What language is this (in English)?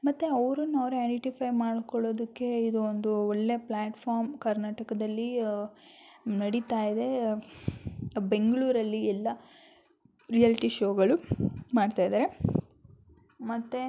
Kannada